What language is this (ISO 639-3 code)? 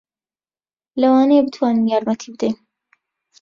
ckb